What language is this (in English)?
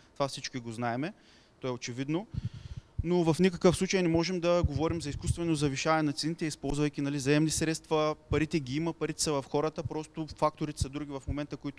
Bulgarian